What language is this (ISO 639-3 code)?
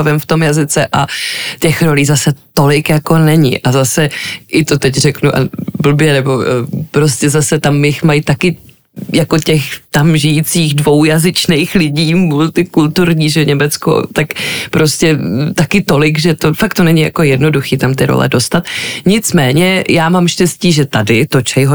ces